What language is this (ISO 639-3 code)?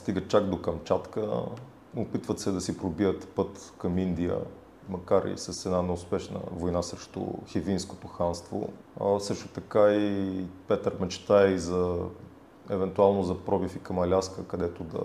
bul